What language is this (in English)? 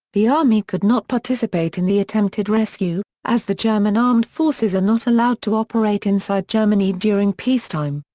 English